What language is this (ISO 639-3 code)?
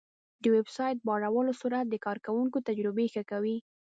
pus